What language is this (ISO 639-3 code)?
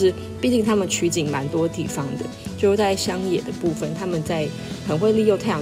zho